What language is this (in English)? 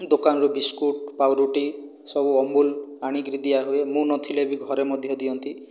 Odia